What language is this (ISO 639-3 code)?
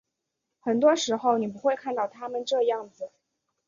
zho